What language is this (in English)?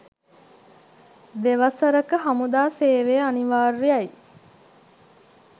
Sinhala